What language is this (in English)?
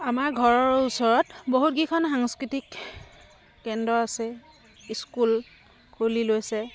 Assamese